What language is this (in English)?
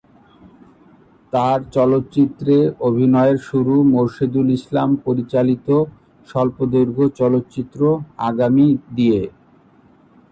Bangla